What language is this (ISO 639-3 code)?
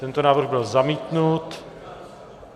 ces